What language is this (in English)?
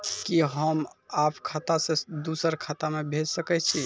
Maithili